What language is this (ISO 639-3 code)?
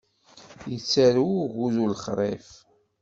kab